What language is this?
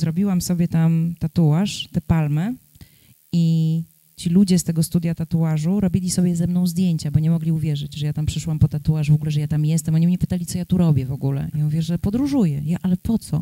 Polish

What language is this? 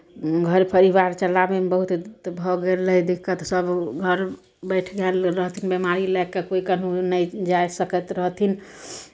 Maithili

